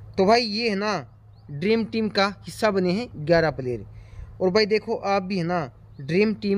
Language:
Hindi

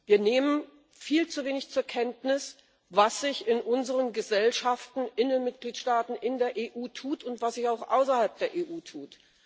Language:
German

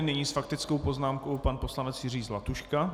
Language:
Czech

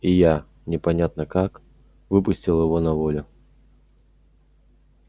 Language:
Russian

